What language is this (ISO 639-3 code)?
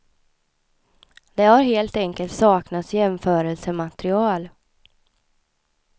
swe